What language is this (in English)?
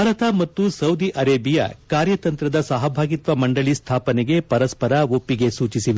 Kannada